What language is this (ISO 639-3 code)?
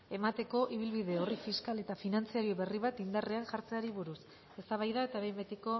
eus